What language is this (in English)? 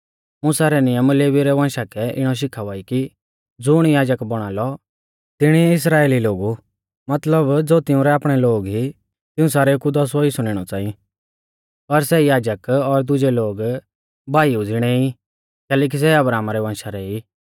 Mahasu Pahari